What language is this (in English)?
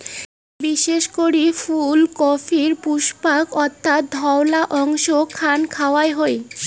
Bangla